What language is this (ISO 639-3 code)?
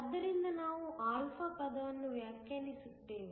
kan